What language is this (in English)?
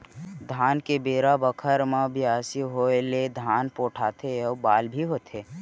Chhattisgarhi